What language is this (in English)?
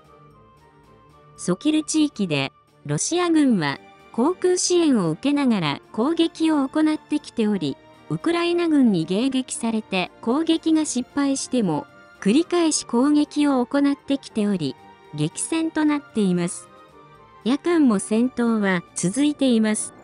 Japanese